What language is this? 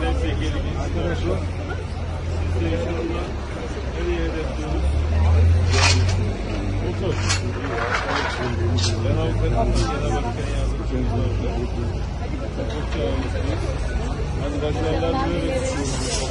Turkish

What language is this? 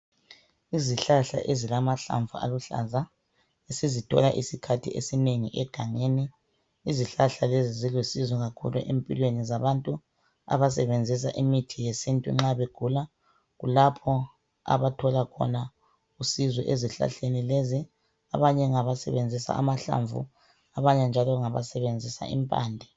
North Ndebele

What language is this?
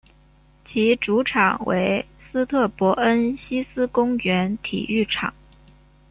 Chinese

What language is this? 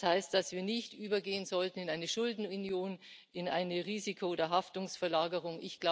German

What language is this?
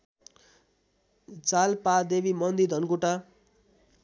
Nepali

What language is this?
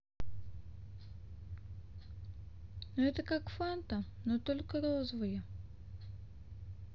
Russian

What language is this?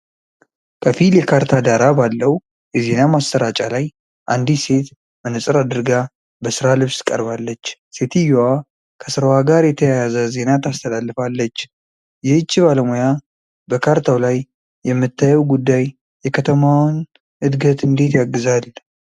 Amharic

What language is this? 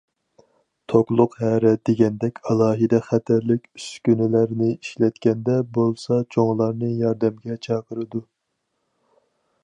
Uyghur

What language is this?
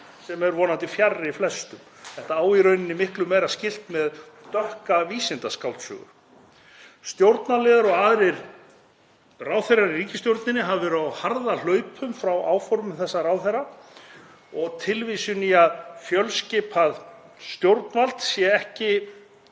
Icelandic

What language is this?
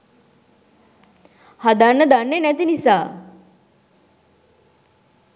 Sinhala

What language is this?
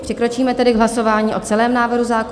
Czech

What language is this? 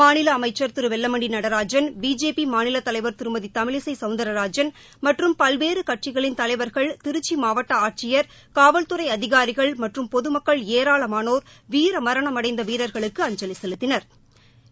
Tamil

